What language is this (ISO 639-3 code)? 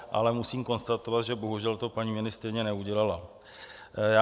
ces